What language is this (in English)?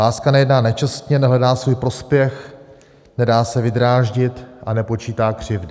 Czech